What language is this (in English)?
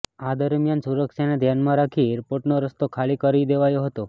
Gujarati